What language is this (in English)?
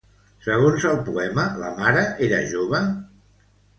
Catalan